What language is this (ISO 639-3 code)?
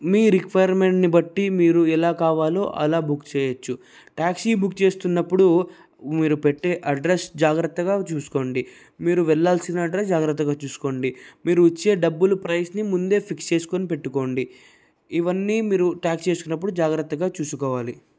tel